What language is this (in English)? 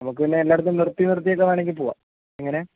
Malayalam